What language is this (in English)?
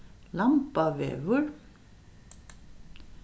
Faroese